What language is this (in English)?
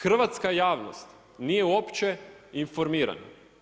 Croatian